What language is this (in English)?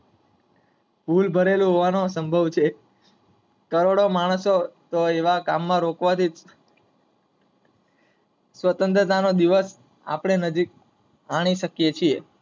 Gujarati